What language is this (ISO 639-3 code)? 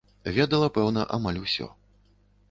bel